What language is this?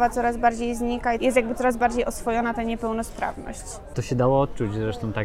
Polish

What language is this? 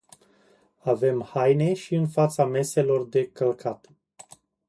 Romanian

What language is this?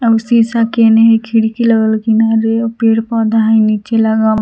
Magahi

